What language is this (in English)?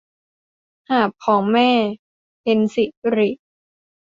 Thai